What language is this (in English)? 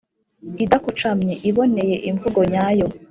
Kinyarwanda